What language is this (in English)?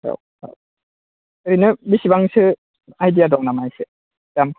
Bodo